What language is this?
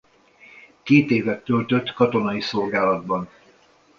Hungarian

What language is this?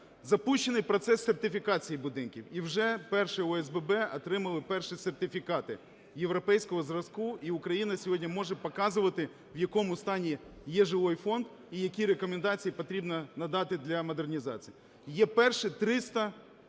Ukrainian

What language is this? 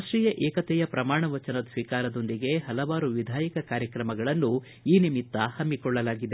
Kannada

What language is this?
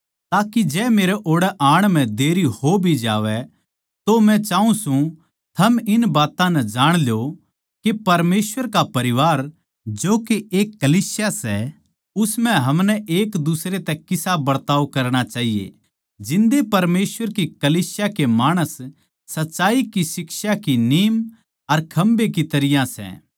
Haryanvi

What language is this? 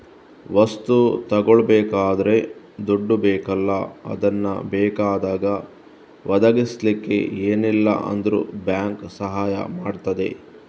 Kannada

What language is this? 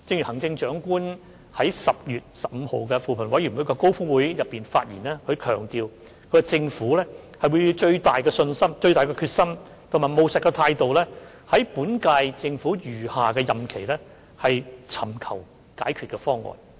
Cantonese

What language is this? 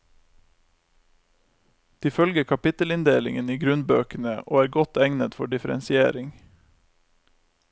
Norwegian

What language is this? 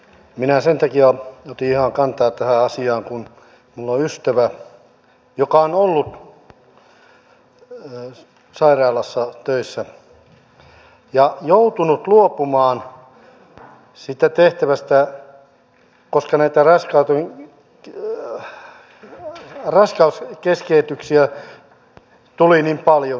Finnish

